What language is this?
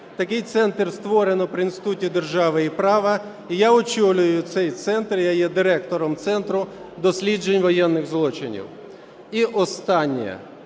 Ukrainian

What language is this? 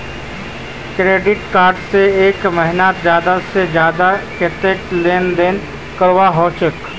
Magahi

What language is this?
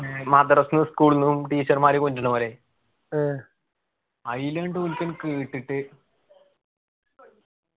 Malayalam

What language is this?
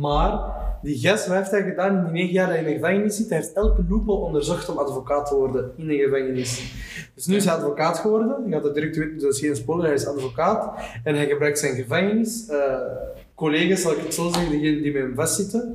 Dutch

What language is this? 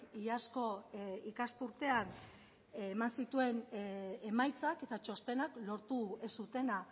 Basque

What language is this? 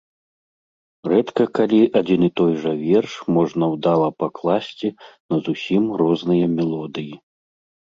Belarusian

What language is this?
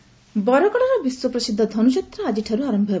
Odia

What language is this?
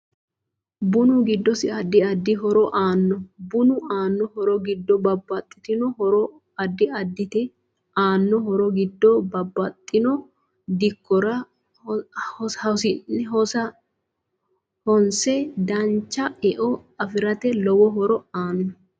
Sidamo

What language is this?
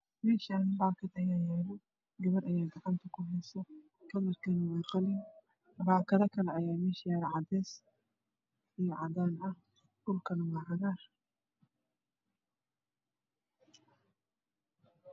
Somali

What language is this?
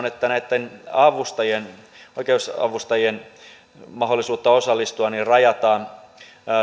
Finnish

